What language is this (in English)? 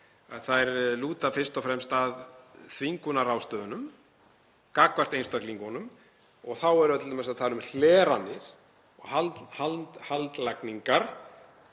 Icelandic